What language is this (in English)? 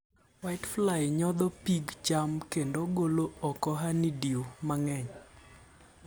Luo (Kenya and Tanzania)